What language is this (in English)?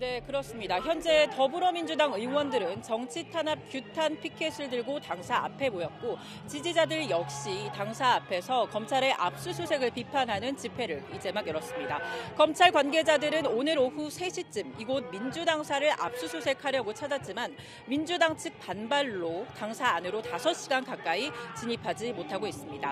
Korean